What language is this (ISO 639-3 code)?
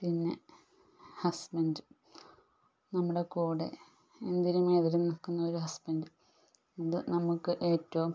mal